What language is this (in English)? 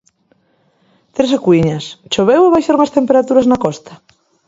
Galician